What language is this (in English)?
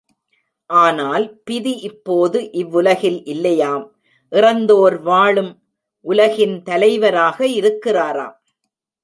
Tamil